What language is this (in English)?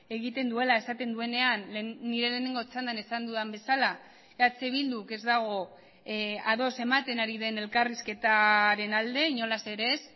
Basque